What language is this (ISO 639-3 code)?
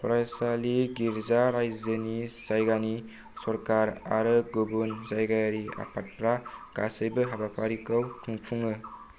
brx